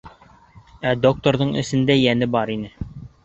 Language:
Bashkir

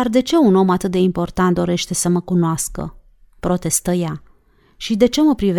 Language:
Romanian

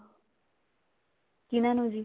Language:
Punjabi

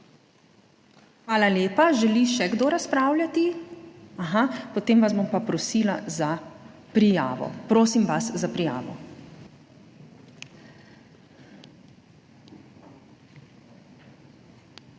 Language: Slovenian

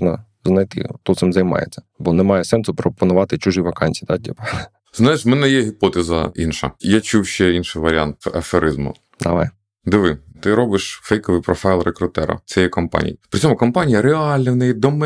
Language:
Ukrainian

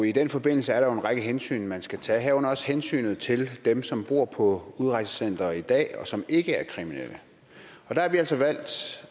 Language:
Danish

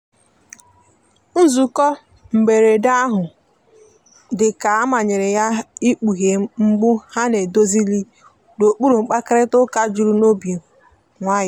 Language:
Igbo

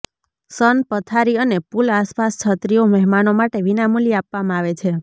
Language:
Gujarati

